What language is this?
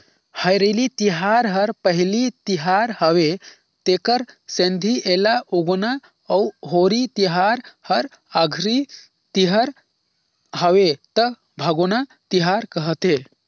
Chhattisgarhi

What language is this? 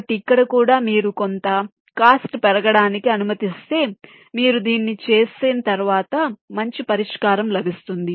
Telugu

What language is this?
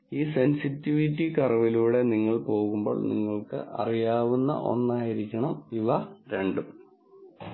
Malayalam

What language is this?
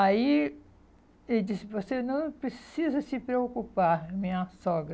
Portuguese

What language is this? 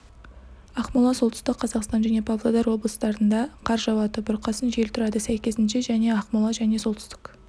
Kazakh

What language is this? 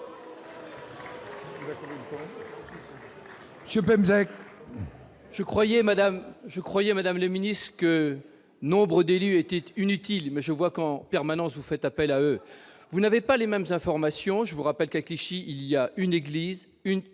French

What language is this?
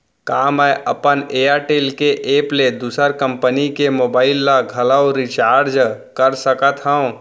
Chhattisgarhi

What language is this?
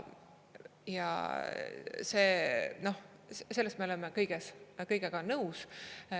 Estonian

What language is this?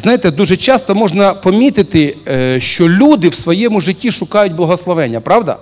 Russian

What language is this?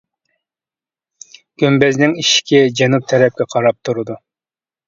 Uyghur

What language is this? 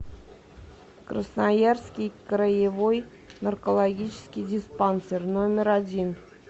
Russian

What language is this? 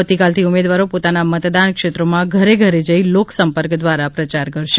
Gujarati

